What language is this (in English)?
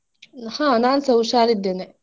Kannada